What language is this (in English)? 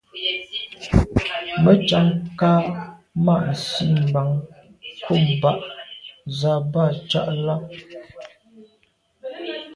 Medumba